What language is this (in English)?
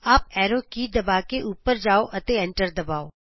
Punjabi